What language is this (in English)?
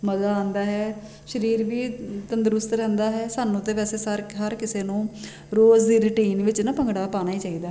Punjabi